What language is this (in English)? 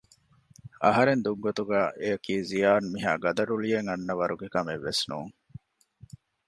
Divehi